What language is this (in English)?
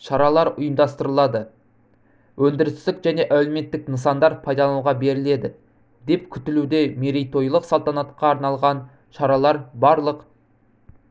Kazakh